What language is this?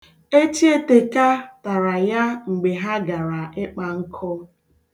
Igbo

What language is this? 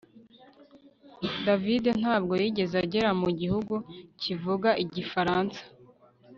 Kinyarwanda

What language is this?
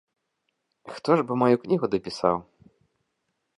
Belarusian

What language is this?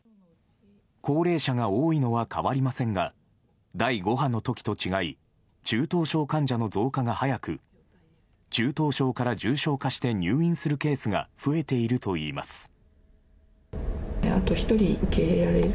Japanese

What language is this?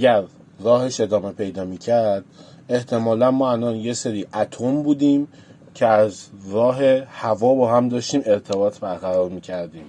Persian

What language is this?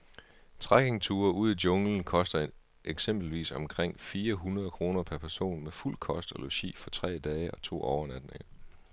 Danish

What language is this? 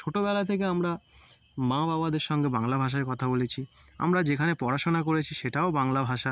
Bangla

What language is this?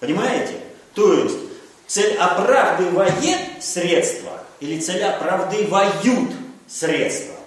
Russian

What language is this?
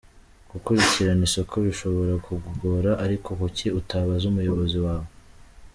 Kinyarwanda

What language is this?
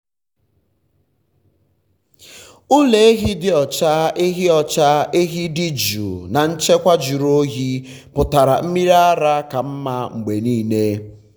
Igbo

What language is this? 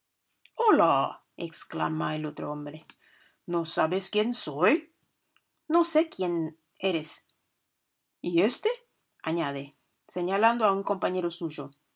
Spanish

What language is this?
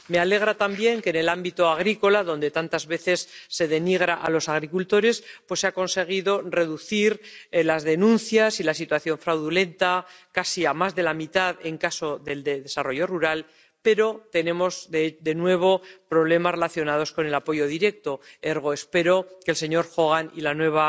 Spanish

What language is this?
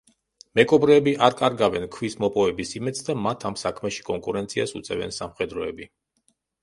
Georgian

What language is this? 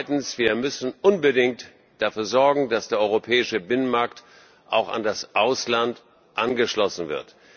German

